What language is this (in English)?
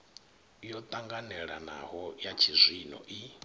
Venda